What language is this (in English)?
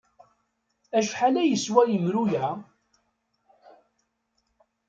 Kabyle